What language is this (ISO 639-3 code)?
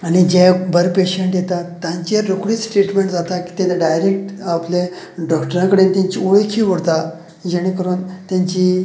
kok